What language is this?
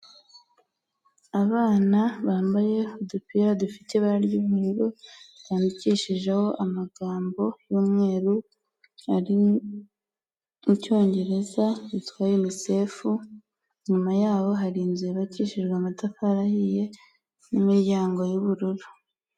Kinyarwanda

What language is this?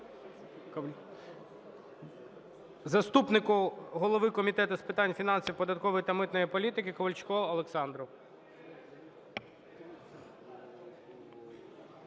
Ukrainian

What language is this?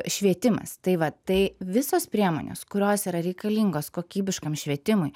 Lithuanian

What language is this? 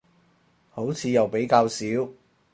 Cantonese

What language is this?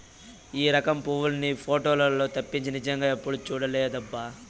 Telugu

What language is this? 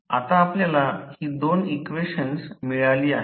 Marathi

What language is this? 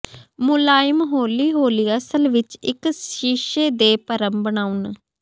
Punjabi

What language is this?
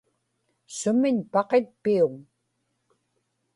Inupiaq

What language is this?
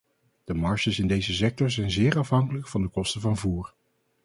Dutch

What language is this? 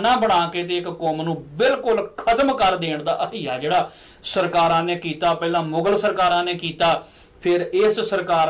Korean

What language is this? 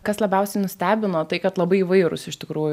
Lithuanian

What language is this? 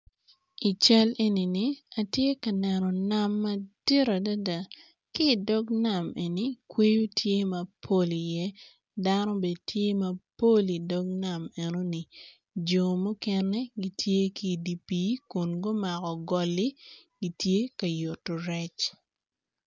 Acoli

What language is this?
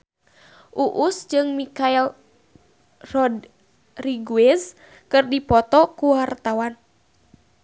Sundanese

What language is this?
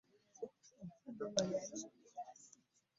Ganda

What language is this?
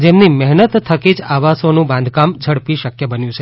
Gujarati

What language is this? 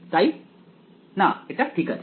Bangla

